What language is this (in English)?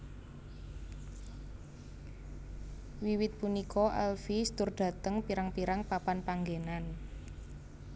Javanese